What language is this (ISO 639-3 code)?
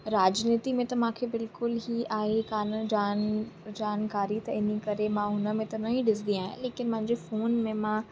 snd